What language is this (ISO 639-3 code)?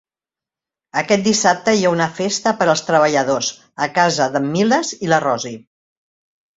cat